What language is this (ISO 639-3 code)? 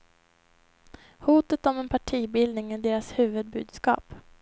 swe